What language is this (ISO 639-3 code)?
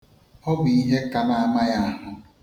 ibo